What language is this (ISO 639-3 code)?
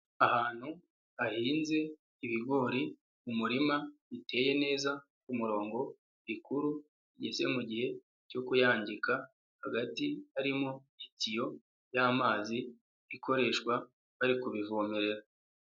kin